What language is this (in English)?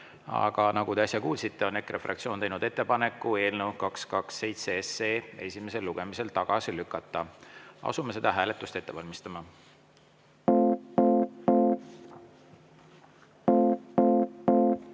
Estonian